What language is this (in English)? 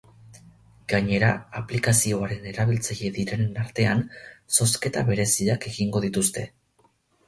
Basque